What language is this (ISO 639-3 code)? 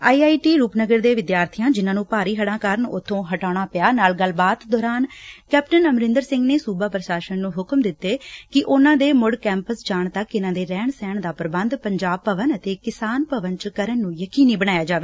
pan